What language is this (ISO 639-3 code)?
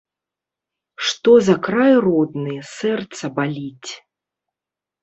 bel